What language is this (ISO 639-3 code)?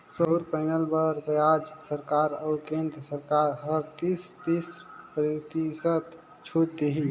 hne